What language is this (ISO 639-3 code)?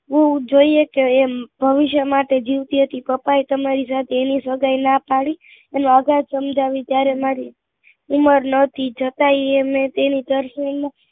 guj